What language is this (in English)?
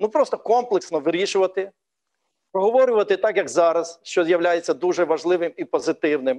Ukrainian